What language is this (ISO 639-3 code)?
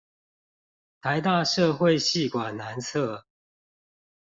zho